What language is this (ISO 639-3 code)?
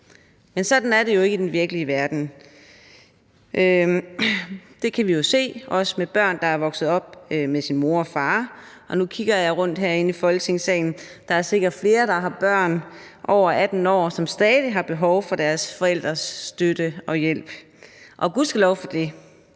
dan